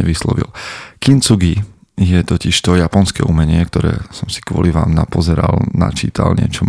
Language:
Slovak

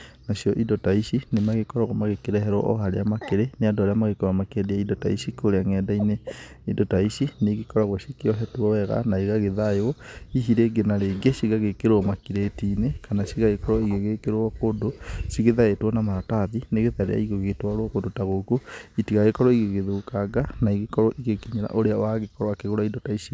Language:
Kikuyu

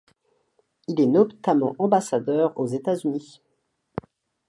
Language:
French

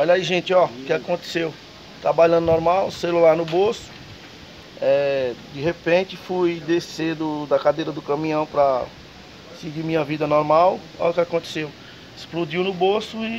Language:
Portuguese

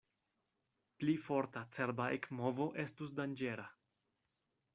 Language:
Esperanto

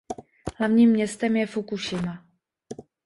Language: Czech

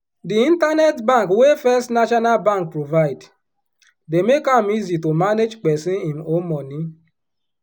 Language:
Nigerian Pidgin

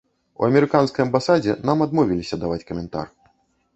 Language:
Belarusian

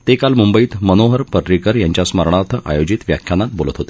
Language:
Marathi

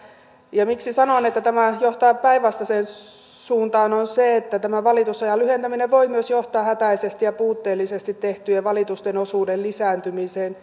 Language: Finnish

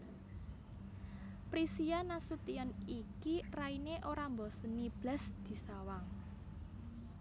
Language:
Javanese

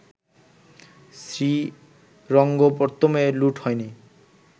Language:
Bangla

